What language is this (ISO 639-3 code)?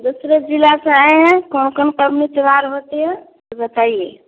hin